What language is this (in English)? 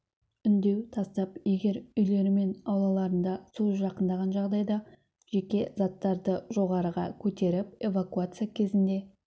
Kazakh